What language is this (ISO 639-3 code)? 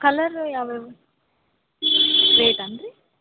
kan